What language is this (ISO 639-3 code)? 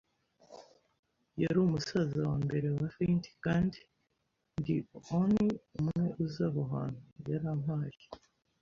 kin